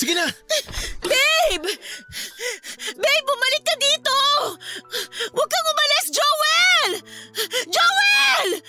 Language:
Filipino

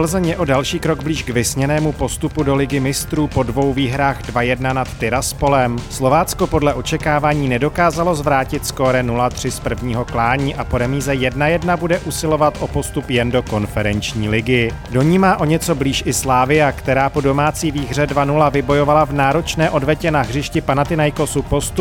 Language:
Czech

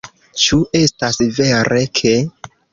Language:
Esperanto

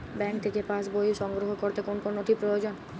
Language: Bangla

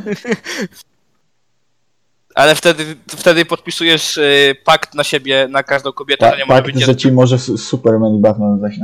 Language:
Polish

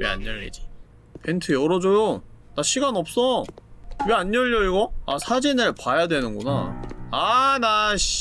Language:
Korean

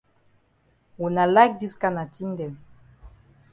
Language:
Cameroon Pidgin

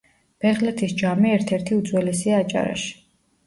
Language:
Georgian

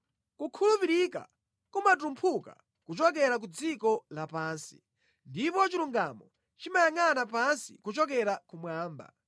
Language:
Nyanja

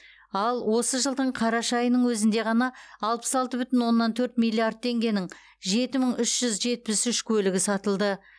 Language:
Kazakh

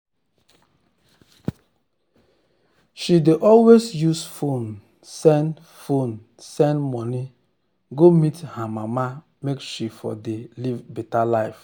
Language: Nigerian Pidgin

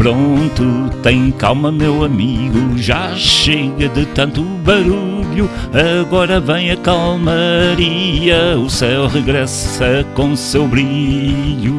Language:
Portuguese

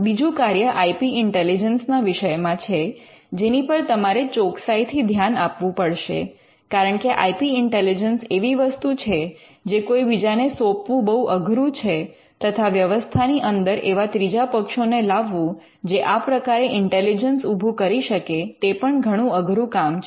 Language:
Gujarati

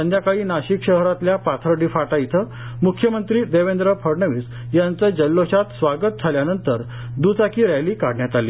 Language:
Marathi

